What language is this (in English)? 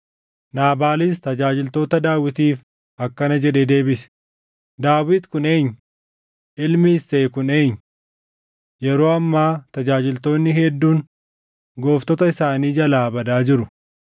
Oromo